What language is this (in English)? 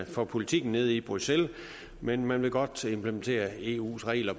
Danish